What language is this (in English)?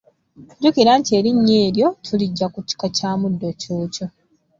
Ganda